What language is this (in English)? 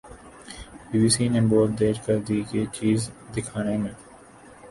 Urdu